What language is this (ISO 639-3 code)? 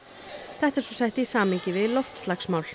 isl